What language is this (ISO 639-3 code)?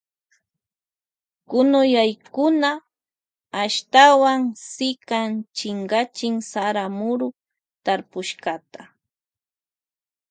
qvj